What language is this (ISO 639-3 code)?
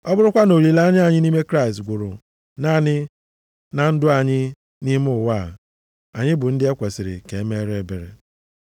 ibo